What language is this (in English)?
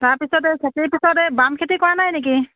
Assamese